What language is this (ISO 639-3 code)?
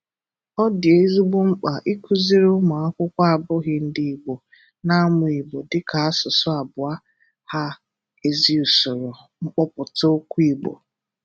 ibo